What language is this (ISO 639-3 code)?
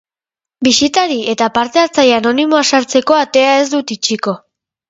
eus